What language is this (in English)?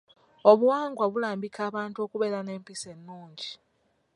Ganda